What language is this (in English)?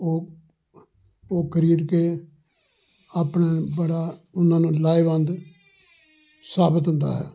Punjabi